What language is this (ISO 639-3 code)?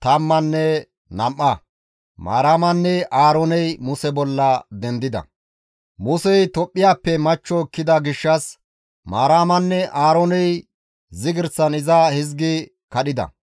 gmv